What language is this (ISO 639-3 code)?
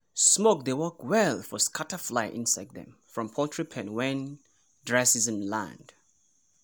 pcm